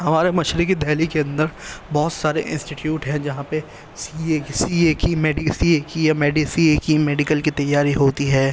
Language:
Urdu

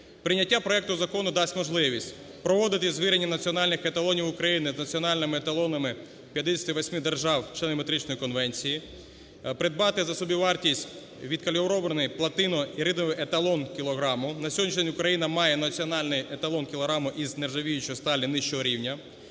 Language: Ukrainian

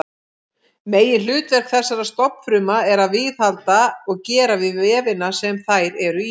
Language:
Icelandic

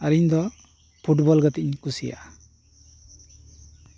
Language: Santali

